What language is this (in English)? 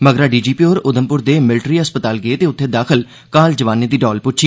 Dogri